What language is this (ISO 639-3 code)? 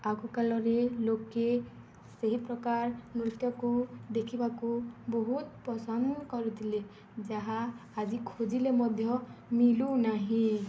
ori